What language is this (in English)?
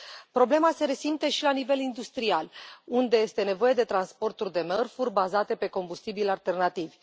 Romanian